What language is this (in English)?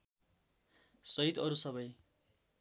Nepali